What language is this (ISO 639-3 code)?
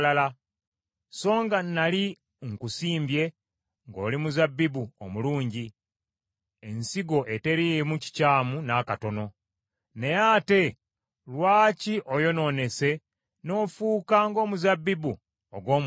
lug